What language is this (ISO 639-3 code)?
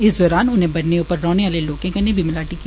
doi